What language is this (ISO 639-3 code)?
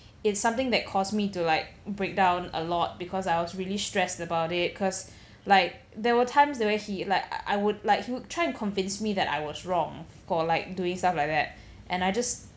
eng